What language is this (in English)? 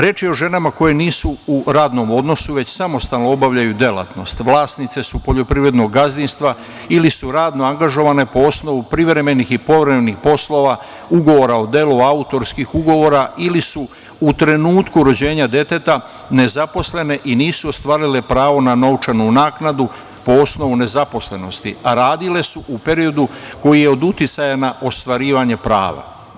Serbian